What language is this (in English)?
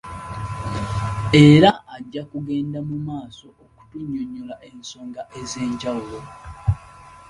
Ganda